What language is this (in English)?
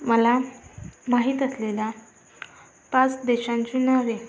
Marathi